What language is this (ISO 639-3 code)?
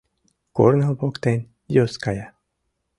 chm